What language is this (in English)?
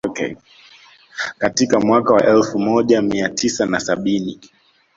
Swahili